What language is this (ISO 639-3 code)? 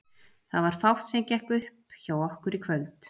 isl